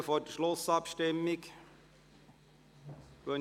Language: Swiss German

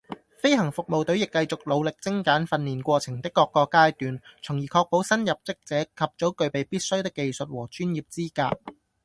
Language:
Cantonese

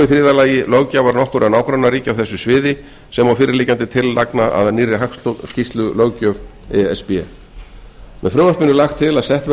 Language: Icelandic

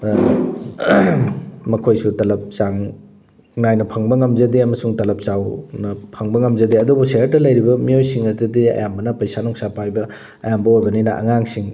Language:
Manipuri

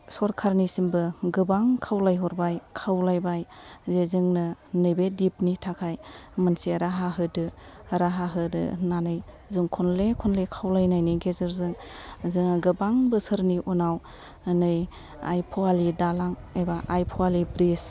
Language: Bodo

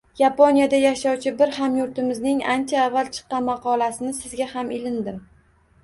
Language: Uzbek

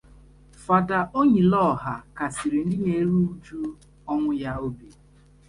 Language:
Igbo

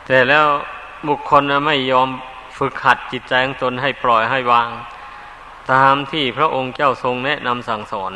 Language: Thai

